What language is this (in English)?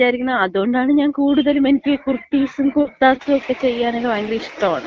Malayalam